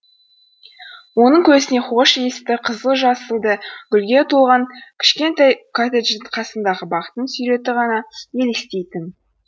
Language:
Kazakh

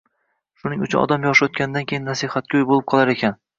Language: Uzbek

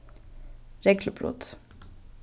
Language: Faroese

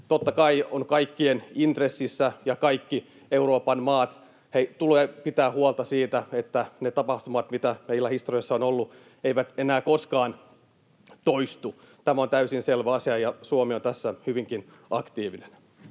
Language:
Finnish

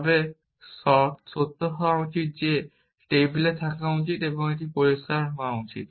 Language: Bangla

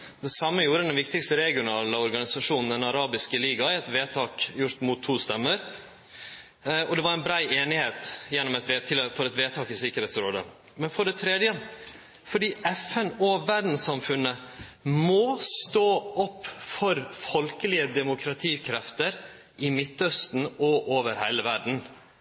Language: Norwegian Nynorsk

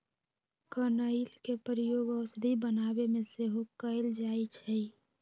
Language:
Magahi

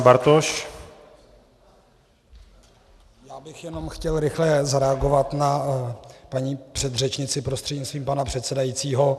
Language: Czech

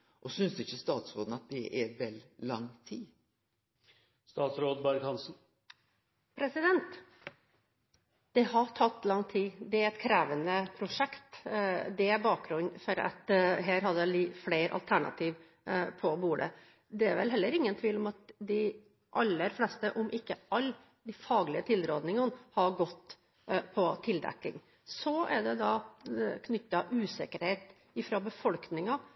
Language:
Norwegian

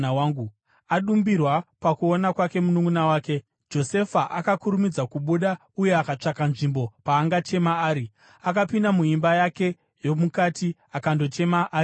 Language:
Shona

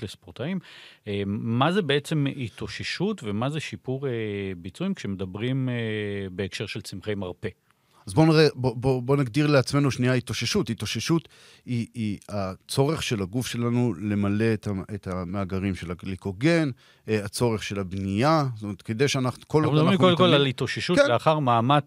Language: Hebrew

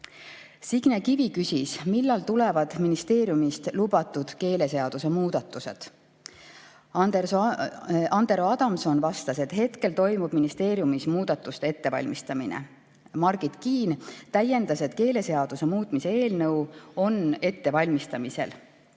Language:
Estonian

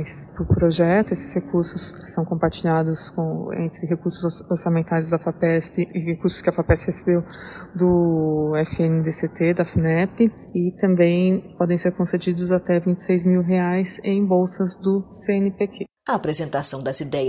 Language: Portuguese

